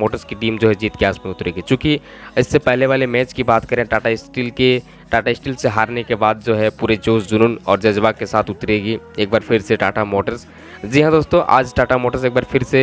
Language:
Hindi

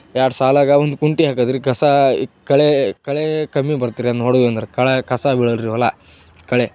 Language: Kannada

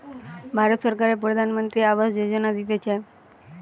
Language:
Bangla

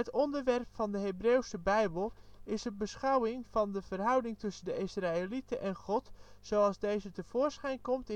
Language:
Dutch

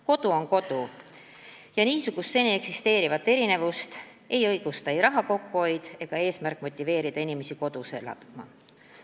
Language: Estonian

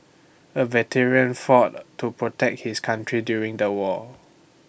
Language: English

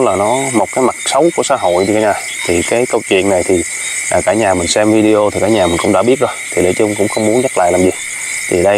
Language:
Vietnamese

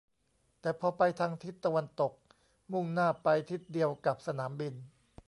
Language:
Thai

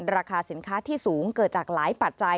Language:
Thai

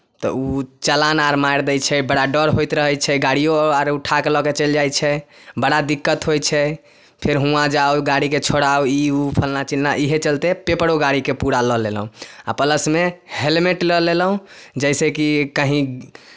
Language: Maithili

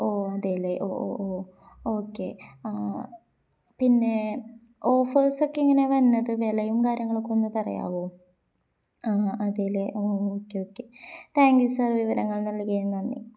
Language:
Malayalam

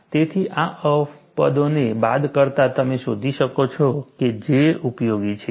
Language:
Gujarati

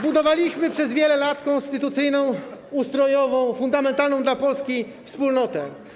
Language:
Polish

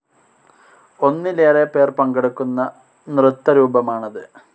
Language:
Malayalam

